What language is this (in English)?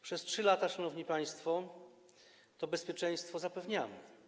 Polish